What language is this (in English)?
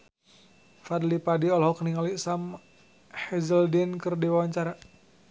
Sundanese